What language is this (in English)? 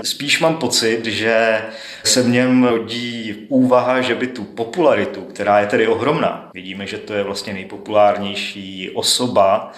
Czech